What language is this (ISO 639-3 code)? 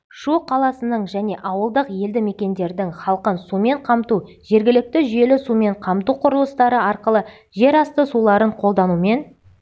kaz